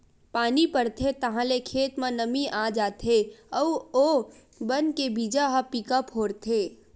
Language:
Chhattisgarhi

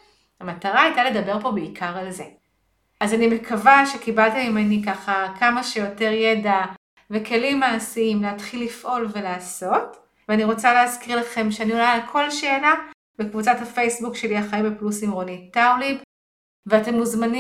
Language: Hebrew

